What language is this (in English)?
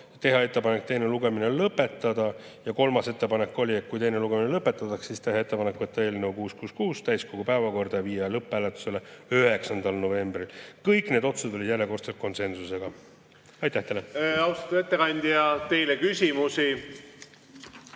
Estonian